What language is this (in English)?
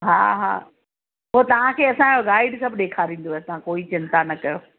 Sindhi